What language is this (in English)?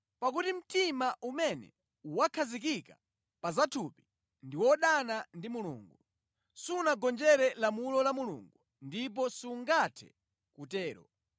Nyanja